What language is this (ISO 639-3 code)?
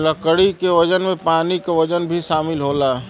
bho